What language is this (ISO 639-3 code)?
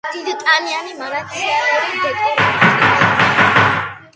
kat